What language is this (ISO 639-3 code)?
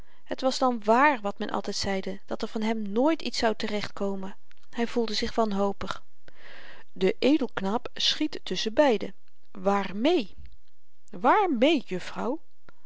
nld